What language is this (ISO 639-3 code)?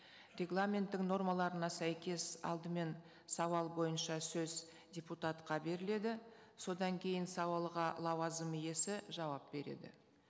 kaz